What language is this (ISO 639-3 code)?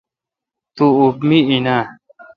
xka